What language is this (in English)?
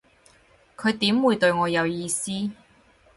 Cantonese